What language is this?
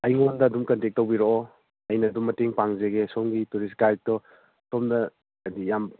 Manipuri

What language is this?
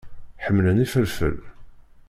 Kabyle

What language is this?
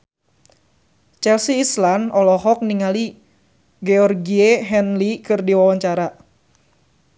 Sundanese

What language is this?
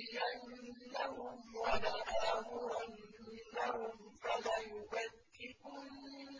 Arabic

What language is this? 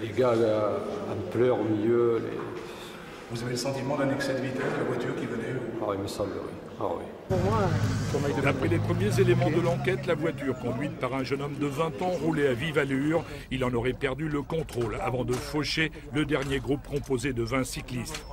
French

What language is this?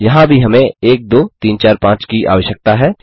Hindi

